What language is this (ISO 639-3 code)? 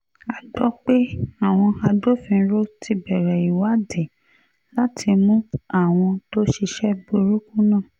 yor